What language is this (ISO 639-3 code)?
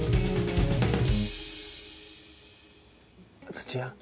jpn